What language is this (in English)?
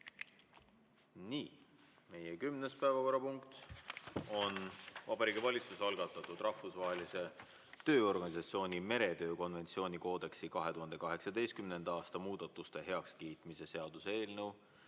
Estonian